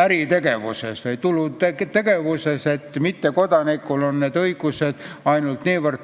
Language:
Estonian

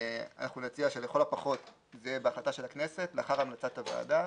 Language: Hebrew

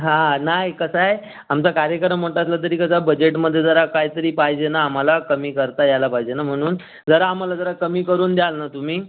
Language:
Marathi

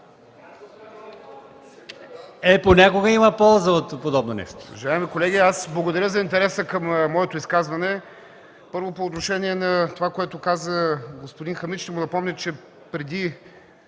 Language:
Bulgarian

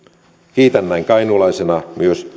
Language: Finnish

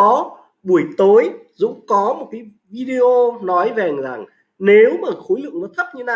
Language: Vietnamese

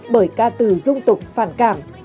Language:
Vietnamese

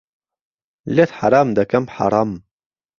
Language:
Central Kurdish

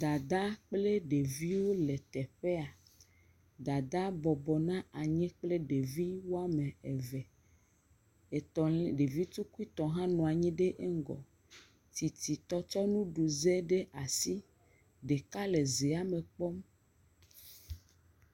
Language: Ewe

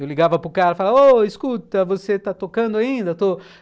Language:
Portuguese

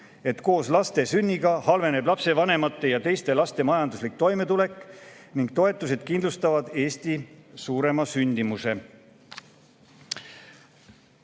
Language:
Estonian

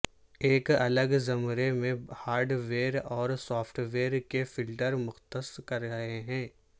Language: Urdu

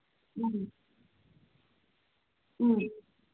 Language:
Manipuri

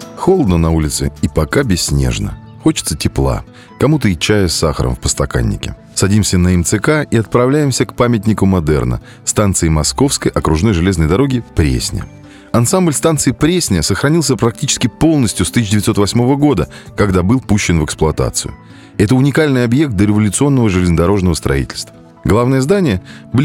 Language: Russian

